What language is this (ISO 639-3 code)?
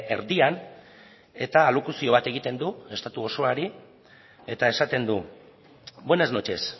eus